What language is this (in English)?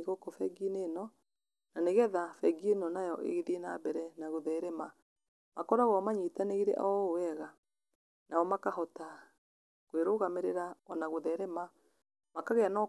Kikuyu